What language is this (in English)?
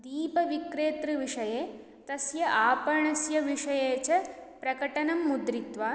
Sanskrit